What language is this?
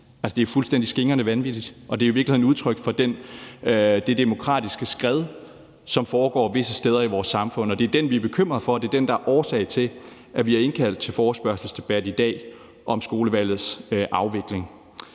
Danish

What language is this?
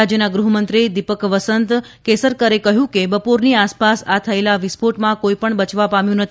Gujarati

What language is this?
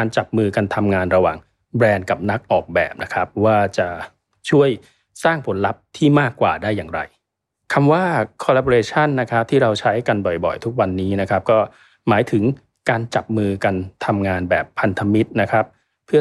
Thai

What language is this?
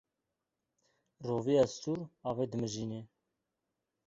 Kurdish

